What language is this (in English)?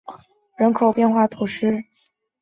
Chinese